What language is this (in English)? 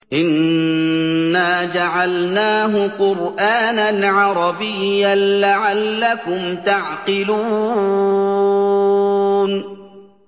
Arabic